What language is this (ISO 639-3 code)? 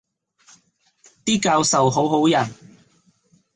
yue